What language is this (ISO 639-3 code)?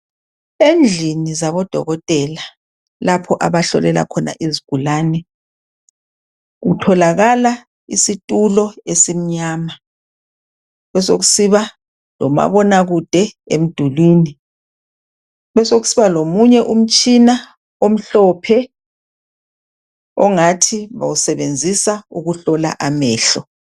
nde